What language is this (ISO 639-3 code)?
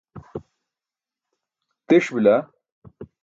bsk